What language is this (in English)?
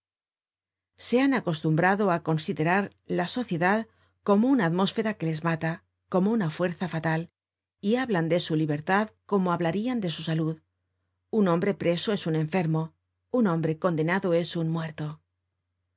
Spanish